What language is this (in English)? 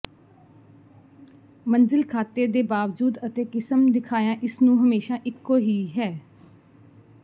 Punjabi